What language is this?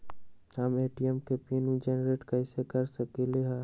Magahi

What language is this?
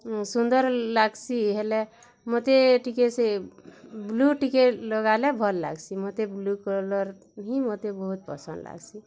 Odia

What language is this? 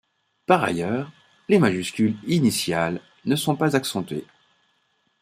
French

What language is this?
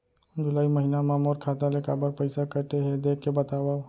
Chhattisgarhi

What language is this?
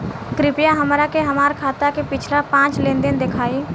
Bhojpuri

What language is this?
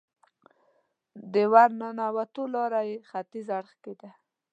Pashto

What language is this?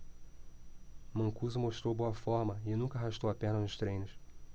Portuguese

